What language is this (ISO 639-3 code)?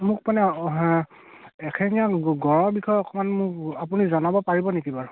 asm